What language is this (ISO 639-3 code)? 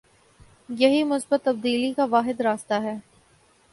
urd